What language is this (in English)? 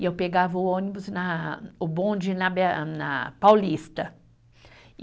Portuguese